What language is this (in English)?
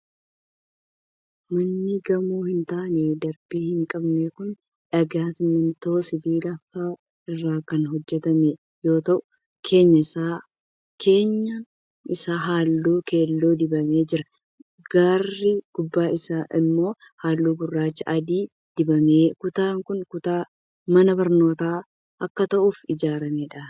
Oromo